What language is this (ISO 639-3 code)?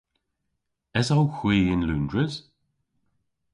cor